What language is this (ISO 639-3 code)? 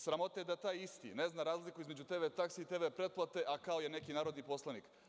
srp